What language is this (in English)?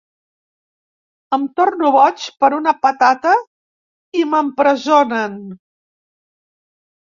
Catalan